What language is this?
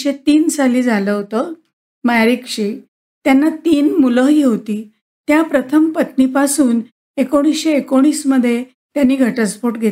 Marathi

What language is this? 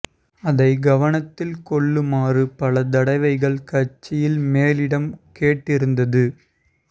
Tamil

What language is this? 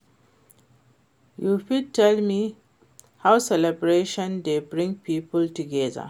Nigerian Pidgin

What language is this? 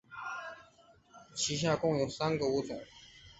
Chinese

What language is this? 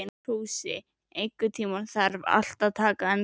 Icelandic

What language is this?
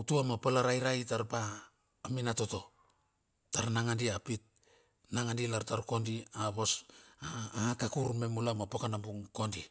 Bilur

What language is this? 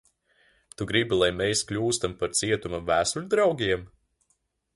Latvian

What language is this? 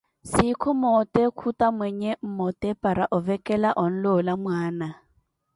Koti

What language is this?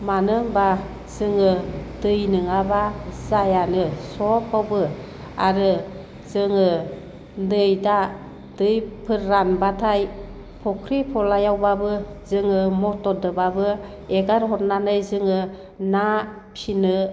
Bodo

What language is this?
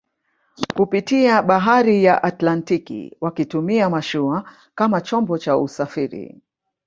Swahili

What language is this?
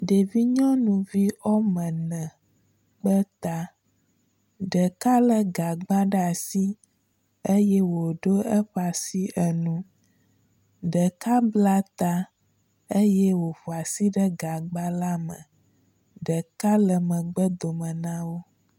Ewe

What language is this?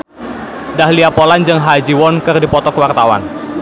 Sundanese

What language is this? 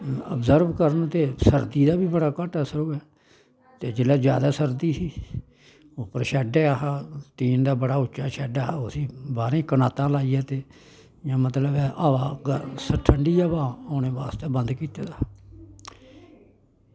Dogri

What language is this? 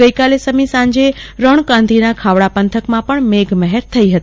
Gujarati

